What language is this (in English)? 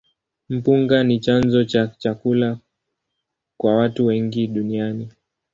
Swahili